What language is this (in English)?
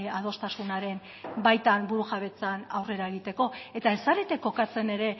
Basque